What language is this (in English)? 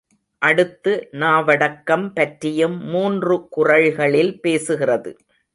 Tamil